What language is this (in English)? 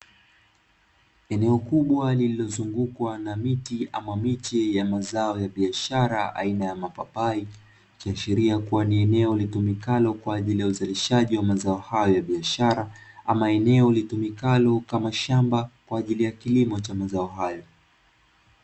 Swahili